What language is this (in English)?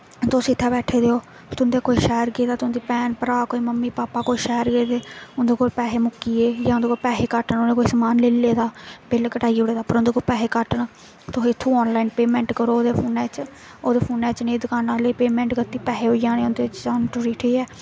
Dogri